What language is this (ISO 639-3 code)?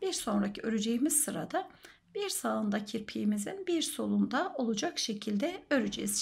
tur